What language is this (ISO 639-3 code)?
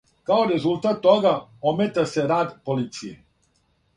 srp